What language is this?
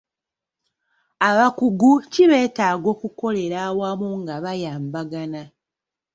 Ganda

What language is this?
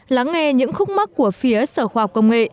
Vietnamese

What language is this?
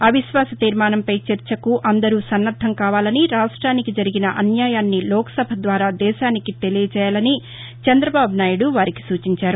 Telugu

